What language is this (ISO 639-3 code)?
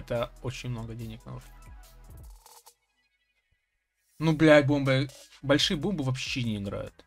rus